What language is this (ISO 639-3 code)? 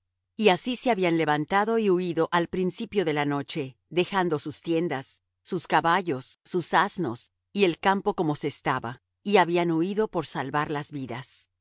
spa